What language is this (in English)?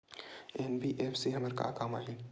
Chhattisgarhi